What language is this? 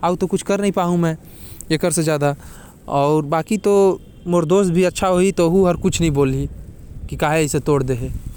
Korwa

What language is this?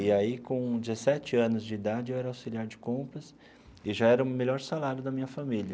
Portuguese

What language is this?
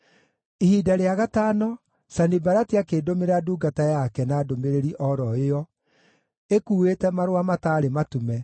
Kikuyu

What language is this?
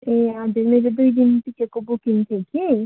Nepali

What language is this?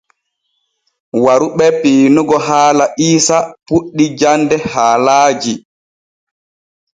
Borgu Fulfulde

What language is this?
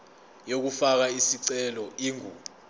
Zulu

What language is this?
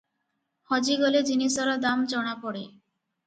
Odia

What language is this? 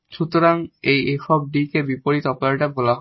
Bangla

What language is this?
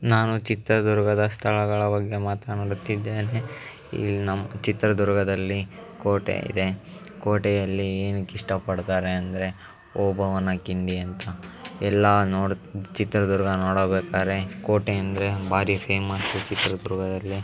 Kannada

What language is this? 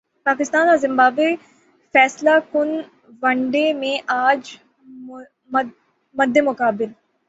Urdu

